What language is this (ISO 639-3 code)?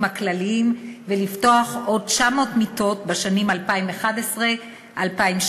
heb